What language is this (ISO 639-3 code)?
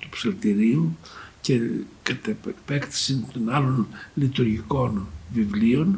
ell